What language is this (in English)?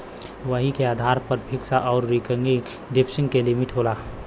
Bhojpuri